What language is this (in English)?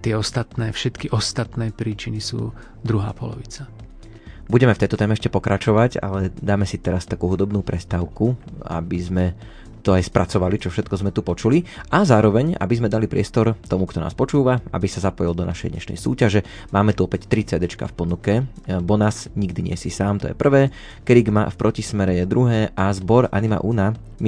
Slovak